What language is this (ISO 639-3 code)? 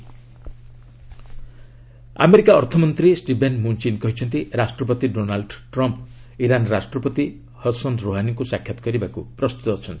ori